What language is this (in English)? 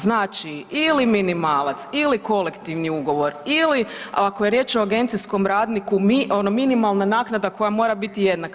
Croatian